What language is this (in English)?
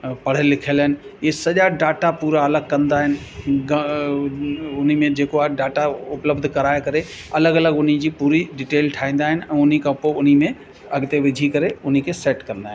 Sindhi